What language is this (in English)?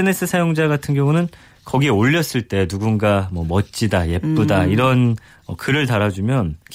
Korean